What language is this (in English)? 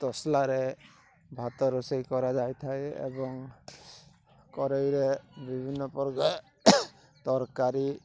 Odia